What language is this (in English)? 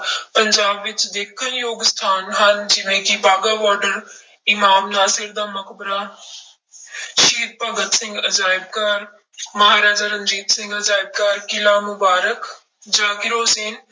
Punjabi